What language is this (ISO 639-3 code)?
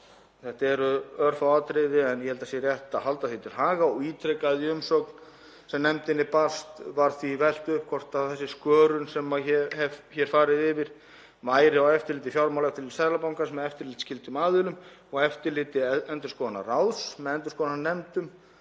isl